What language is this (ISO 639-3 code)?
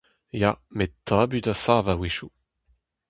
bre